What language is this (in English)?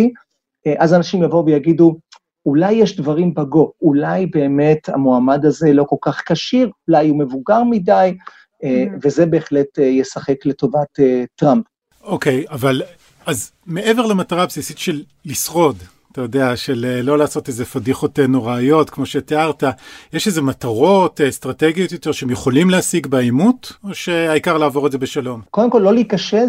Hebrew